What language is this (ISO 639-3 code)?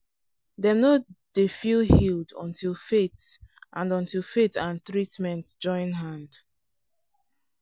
pcm